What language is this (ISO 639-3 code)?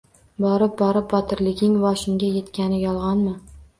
uzb